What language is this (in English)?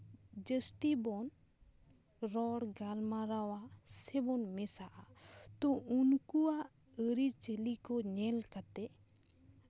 Santali